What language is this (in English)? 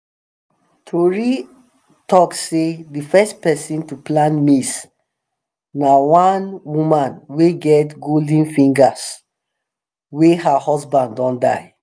Nigerian Pidgin